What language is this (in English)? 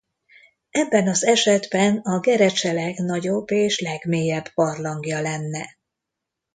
Hungarian